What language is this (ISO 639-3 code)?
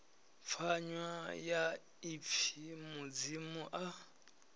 ven